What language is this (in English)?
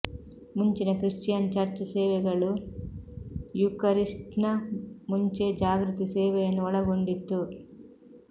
Kannada